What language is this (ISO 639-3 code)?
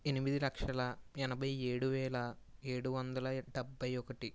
tel